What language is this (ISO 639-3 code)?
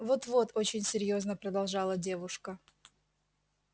rus